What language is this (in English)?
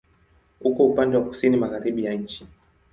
Swahili